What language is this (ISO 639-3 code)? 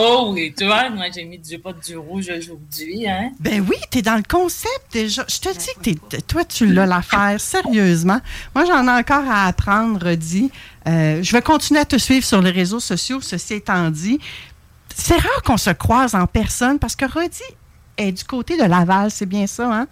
fra